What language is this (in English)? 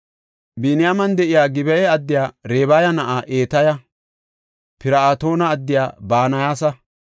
Gofa